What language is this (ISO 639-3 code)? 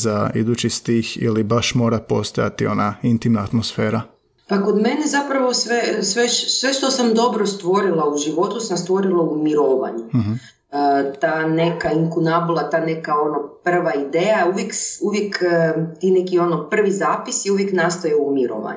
hrv